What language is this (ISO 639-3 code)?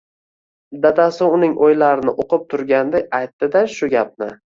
uzb